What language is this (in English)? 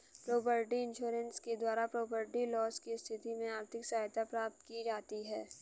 Hindi